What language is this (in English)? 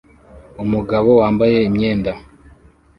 Kinyarwanda